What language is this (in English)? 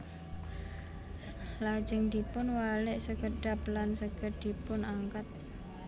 Javanese